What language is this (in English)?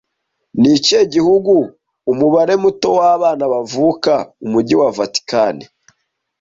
Kinyarwanda